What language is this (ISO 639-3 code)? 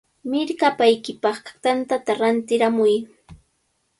qvl